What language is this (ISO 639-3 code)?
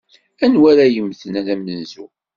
kab